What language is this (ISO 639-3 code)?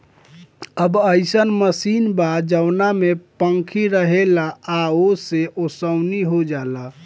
bho